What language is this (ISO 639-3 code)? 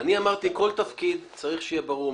heb